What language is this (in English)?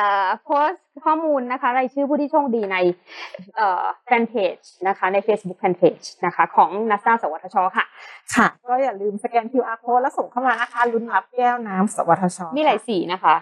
Thai